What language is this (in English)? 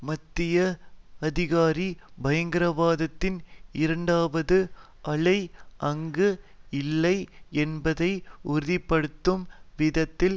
Tamil